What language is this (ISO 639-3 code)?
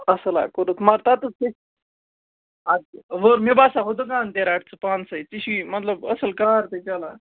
kas